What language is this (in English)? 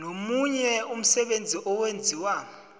South Ndebele